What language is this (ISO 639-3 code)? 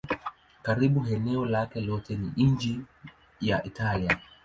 swa